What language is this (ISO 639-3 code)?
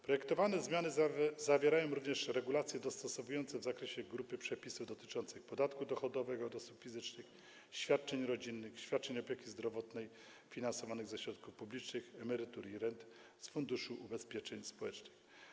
pol